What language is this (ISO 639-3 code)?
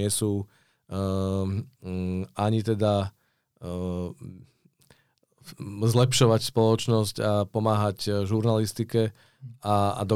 ces